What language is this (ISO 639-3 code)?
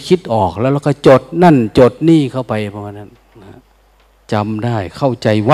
tha